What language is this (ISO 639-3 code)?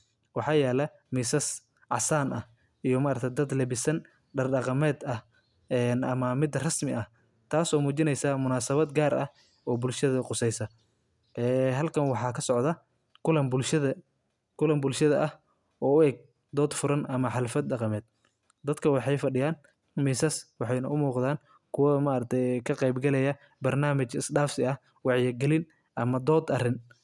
som